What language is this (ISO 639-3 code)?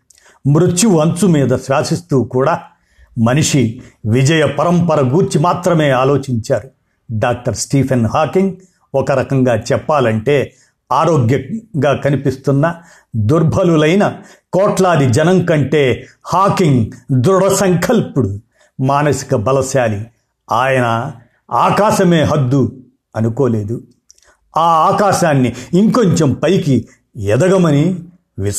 tel